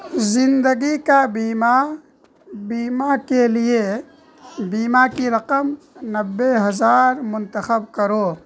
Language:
Urdu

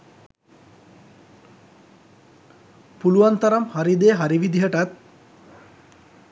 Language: Sinhala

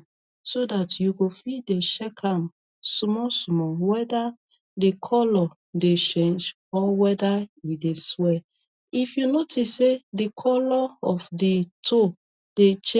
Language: Nigerian Pidgin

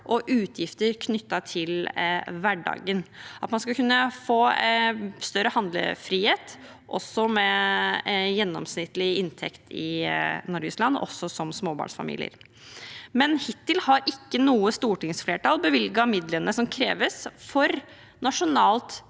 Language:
Norwegian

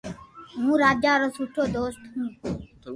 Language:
Loarki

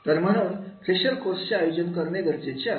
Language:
Marathi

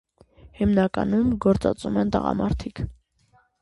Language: Armenian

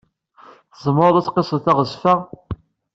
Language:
Kabyle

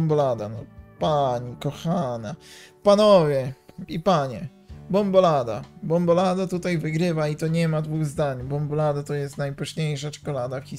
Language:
Polish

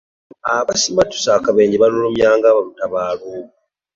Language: Ganda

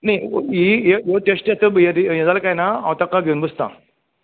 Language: Konkani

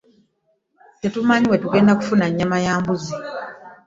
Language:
Ganda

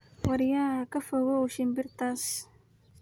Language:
Somali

